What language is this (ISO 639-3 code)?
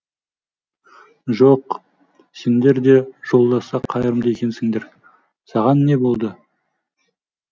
kaz